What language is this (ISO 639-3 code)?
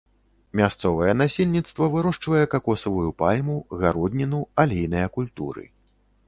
bel